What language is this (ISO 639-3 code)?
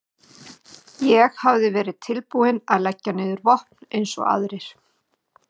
isl